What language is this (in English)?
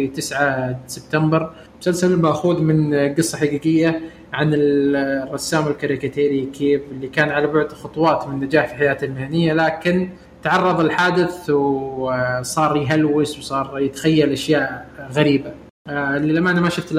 Arabic